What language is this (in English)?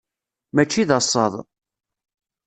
Kabyle